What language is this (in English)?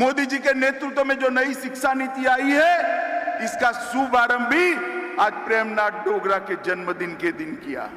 Hindi